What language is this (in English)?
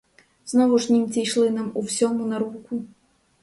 Ukrainian